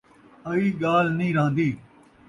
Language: Saraiki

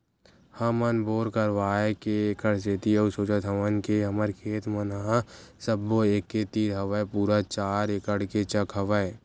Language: Chhattisgarhi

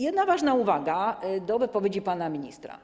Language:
Polish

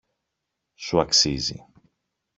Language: Greek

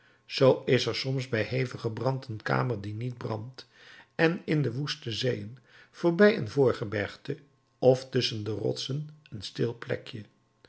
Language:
Dutch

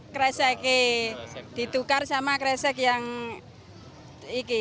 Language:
Indonesian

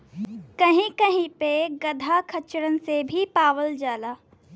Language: Bhojpuri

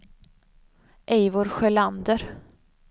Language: Swedish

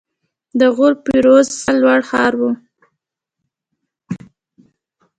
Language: Pashto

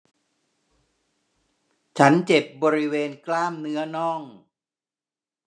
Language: Thai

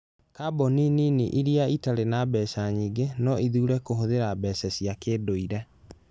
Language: Kikuyu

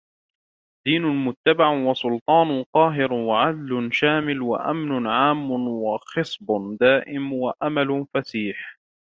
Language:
Arabic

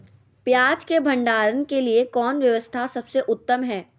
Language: Magahi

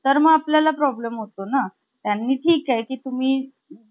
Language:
Marathi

